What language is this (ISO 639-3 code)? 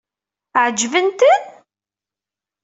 kab